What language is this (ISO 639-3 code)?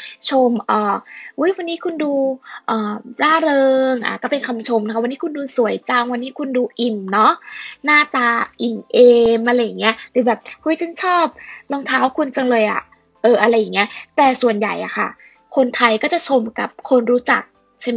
tha